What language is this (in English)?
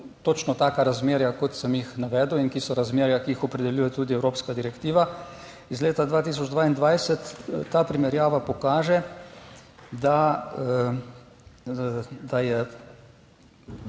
Slovenian